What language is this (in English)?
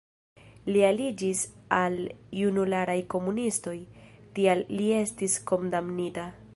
Esperanto